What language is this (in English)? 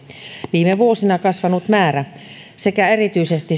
Finnish